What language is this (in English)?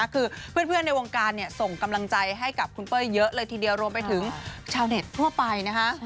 Thai